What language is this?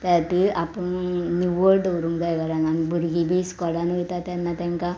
Konkani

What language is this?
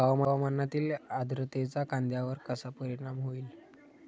Marathi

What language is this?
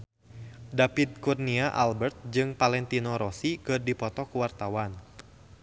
Sundanese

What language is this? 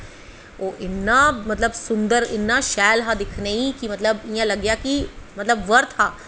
Dogri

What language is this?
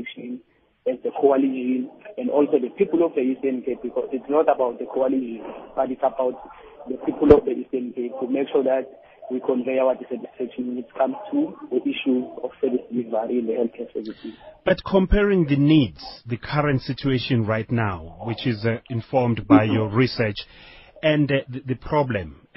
English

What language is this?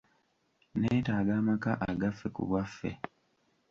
Ganda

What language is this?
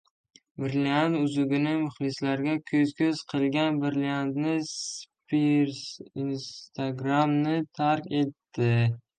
Uzbek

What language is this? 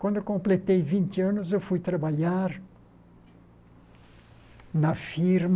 Portuguese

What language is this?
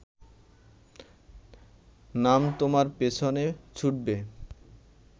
Bangla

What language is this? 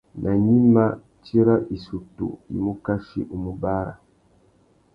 Tuki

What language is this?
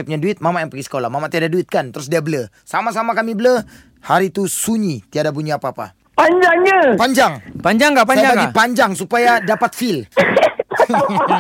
Malay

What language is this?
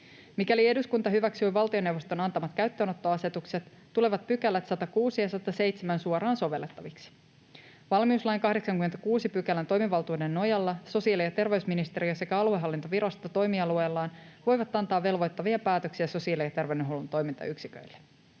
Finnish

